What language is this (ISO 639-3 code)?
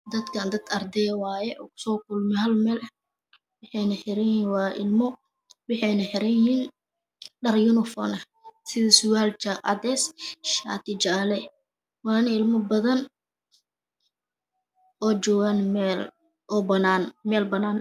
som